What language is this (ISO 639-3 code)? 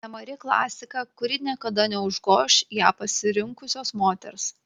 lit